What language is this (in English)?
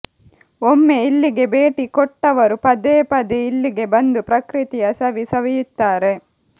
Kannada